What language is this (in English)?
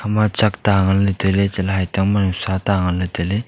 Wancho Naga